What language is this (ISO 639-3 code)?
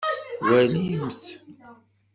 kab